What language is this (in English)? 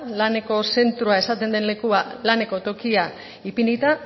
Basque